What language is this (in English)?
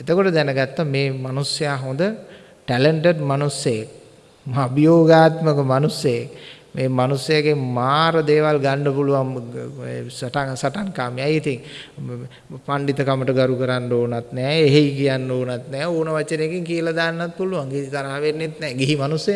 Sinhala